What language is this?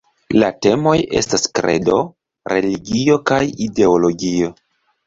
Esperanto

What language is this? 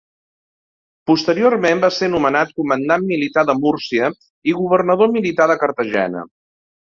Catalan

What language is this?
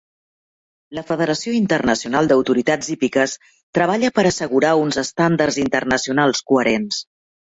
Catalan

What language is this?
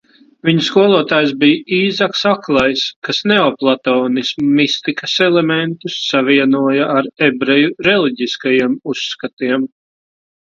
Latvian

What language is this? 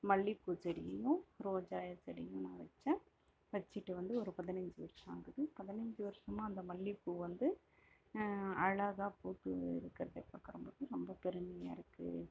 Tamil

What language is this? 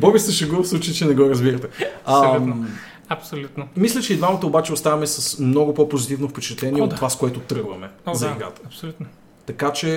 Bulgarian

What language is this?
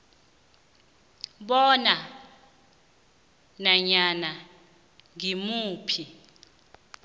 South Ndebele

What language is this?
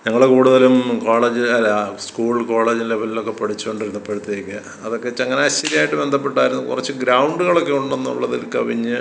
Malayalam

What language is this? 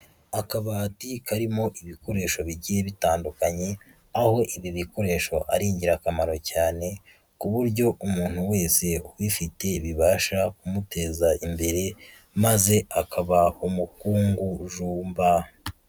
Kinyarwanda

